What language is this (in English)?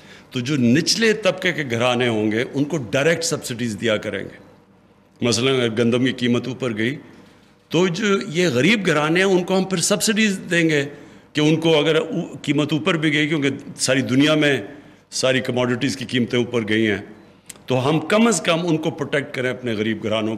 Hindi